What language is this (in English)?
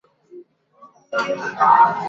Chinese